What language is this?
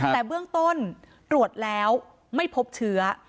Thai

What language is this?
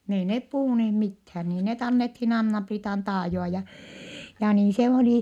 Finnish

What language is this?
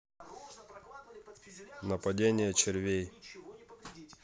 Russian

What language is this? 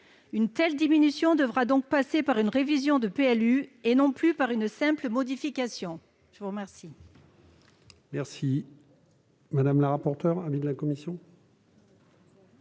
French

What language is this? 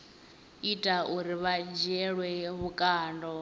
Venda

